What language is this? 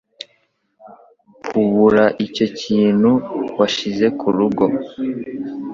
Kinyarwanda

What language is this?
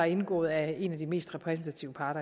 Danish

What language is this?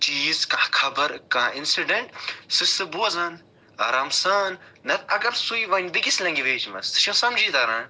Kashmiri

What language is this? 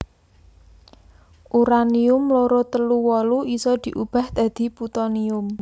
Javanese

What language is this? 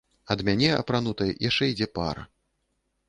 Belarusian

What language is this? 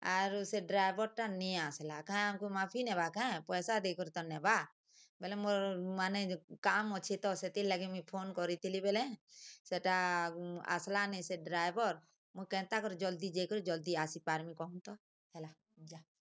Odia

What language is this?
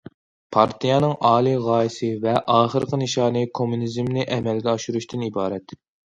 Uyghur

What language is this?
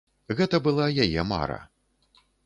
Belarusian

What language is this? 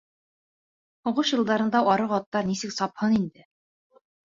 Bashkir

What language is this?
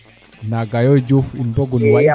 Serer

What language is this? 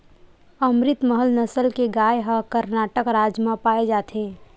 Chhattisgarhi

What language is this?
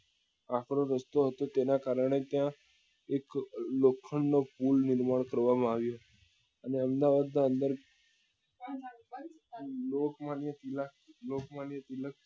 Gujarati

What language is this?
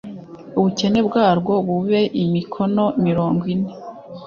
Kinyarwanda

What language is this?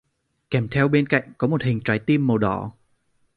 Vietnamese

